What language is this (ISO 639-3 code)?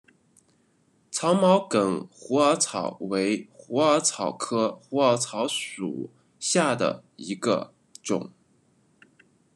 zho